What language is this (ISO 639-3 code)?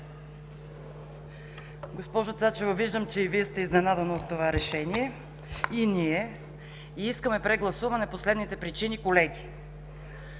bul